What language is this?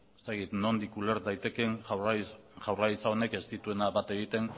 Basque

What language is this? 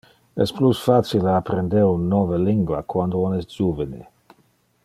Interlingua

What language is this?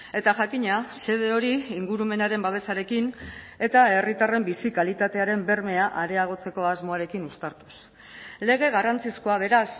Basque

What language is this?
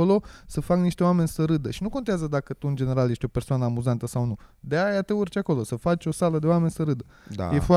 Romanian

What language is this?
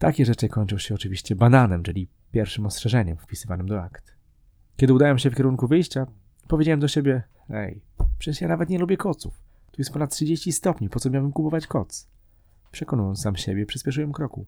Polish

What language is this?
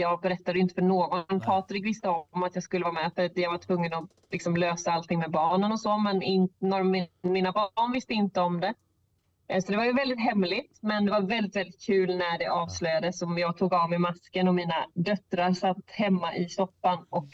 Swedish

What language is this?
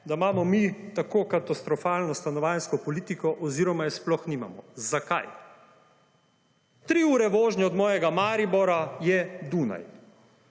Slovenian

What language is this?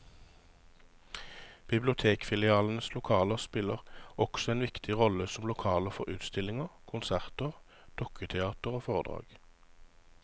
Norwegian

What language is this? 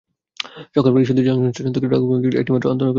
Bangla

